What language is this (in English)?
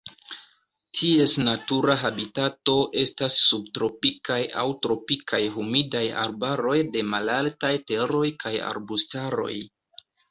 Esperanto